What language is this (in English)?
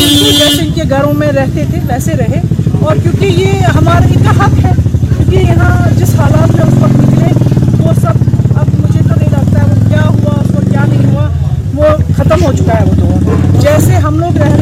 Urdu